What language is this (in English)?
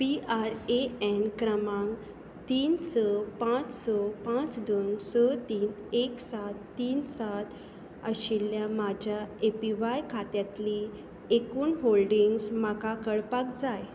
Konkani